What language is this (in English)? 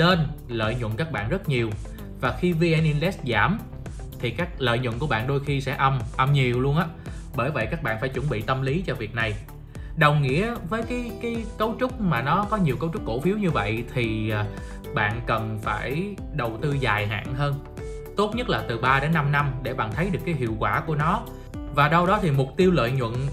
Vietnamese